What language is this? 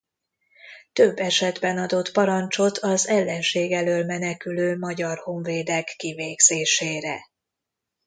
Hungarian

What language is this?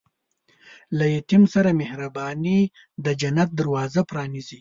Pashto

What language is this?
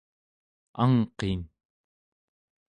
Central Yupik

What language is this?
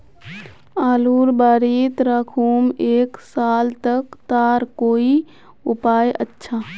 Magahi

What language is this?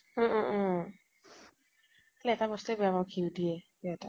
Assamese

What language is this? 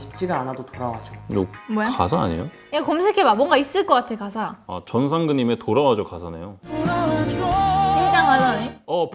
Korean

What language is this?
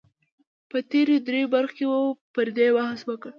Pashto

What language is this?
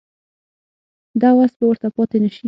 Pashto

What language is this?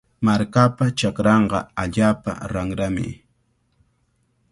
Cajatambo North Lima Quechua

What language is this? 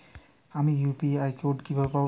Bangla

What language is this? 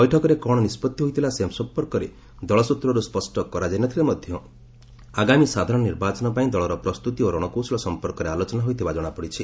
Odia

